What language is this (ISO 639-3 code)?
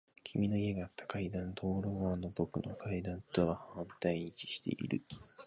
jpn